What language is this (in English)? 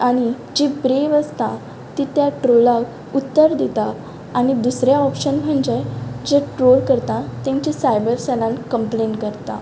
Konkani